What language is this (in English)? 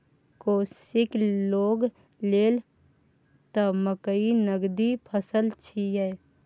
Maithili